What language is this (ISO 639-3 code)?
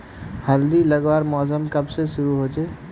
mag